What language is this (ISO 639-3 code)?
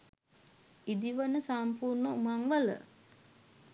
sin